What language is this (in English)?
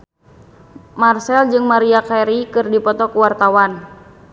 Sundanese